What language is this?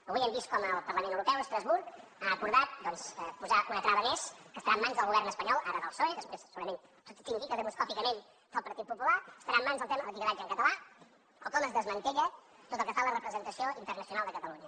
Catalan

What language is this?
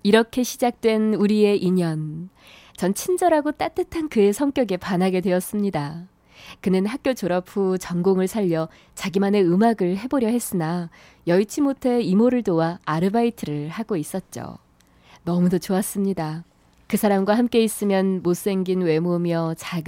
Korean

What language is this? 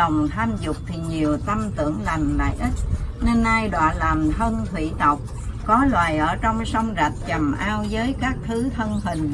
Vietnamese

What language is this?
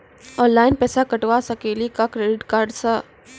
Maithili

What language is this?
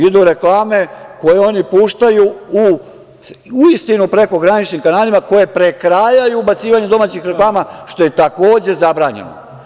Serbian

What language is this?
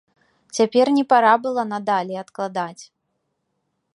Belarusian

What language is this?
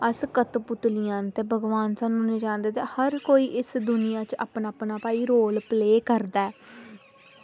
Dogri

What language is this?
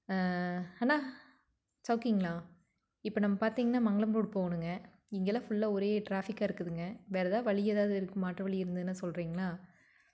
Tamil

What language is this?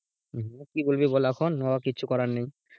Bangla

